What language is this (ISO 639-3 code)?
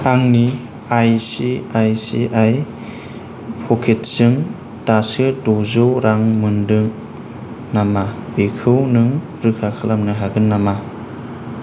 brx